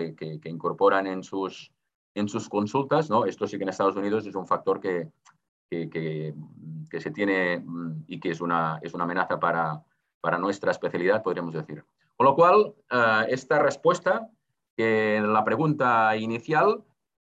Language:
Spanish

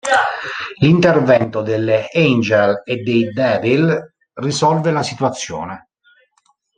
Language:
Italian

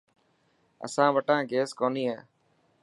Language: Dhatki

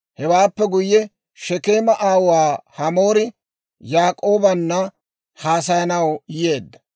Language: Dawro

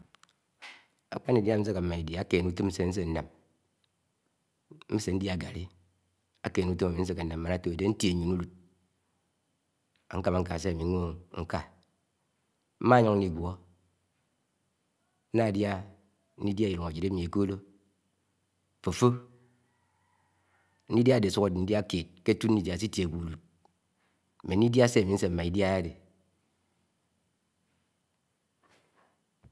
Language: Anaang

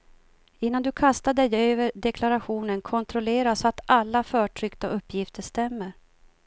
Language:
Swedish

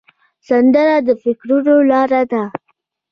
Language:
Pashto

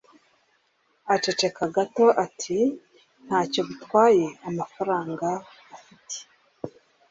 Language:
Kinyarwanda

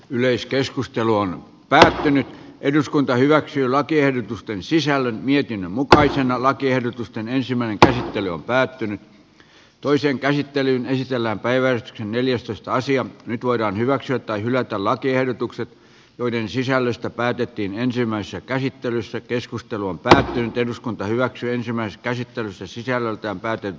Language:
Finnish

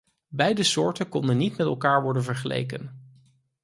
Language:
Dutch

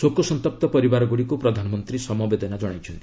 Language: Odia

